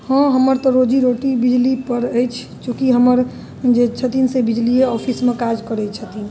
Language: Maithili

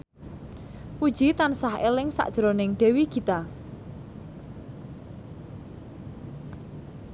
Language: Javanese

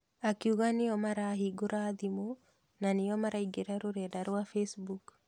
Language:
Kikuyu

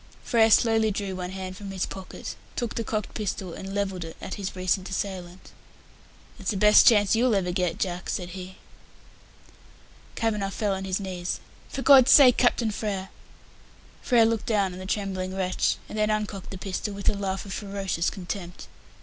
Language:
English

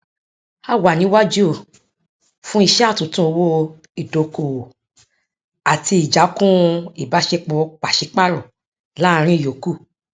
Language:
Yoruba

